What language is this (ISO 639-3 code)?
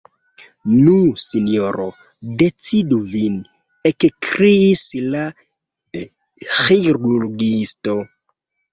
epo